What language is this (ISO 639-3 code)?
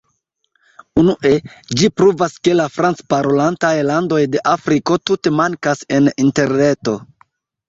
epo